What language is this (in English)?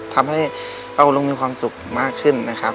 Thai